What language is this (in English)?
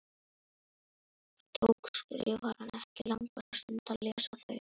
Icelandic